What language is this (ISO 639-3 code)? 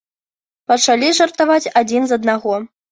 bel